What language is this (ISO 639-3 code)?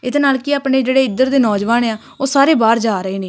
pan